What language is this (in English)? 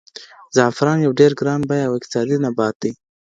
Pashto